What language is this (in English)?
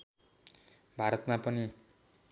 Nepali